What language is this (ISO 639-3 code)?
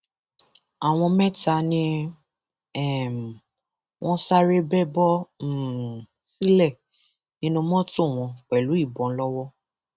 yor